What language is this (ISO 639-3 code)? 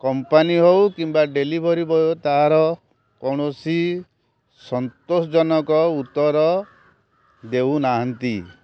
ori